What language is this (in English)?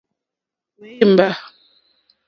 Mokpwe